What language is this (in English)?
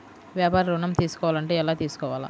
Telugu